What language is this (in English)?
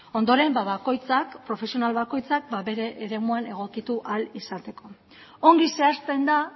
Basque